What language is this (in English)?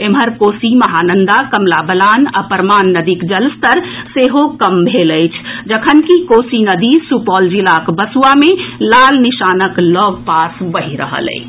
Maithili